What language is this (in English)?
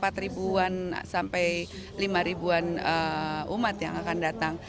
Indonesian